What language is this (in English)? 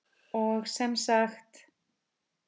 Icelandic